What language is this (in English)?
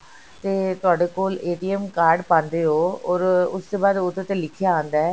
Punjabi